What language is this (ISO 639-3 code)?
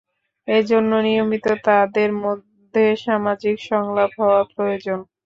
ben